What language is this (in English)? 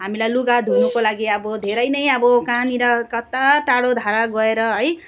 Nepali